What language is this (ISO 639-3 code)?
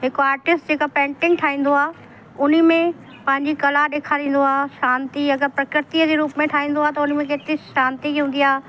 snd